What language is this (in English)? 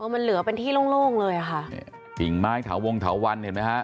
Thai